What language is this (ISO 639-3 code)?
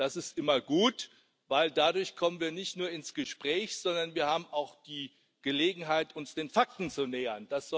deu